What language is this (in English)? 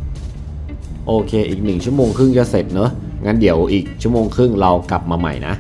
Thai